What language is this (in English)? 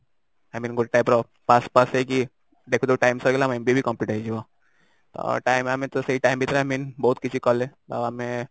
Odia